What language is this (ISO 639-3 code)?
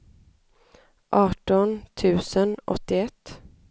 swe